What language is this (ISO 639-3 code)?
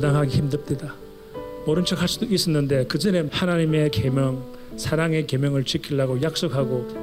kor